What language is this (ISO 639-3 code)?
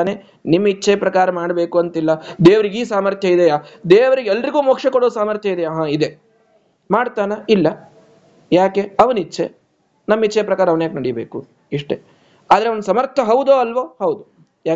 kan